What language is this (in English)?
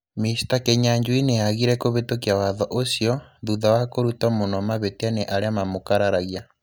Kikuyu